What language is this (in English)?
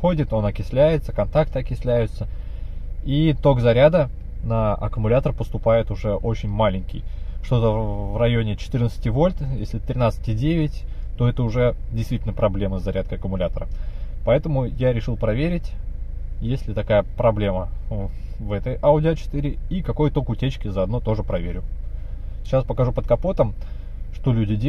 Russian